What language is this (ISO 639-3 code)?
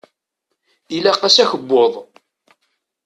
kab